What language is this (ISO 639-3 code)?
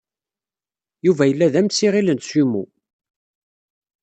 kab